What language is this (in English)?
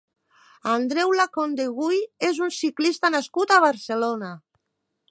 Catalan